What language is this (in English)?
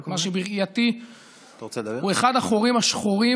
Hebrew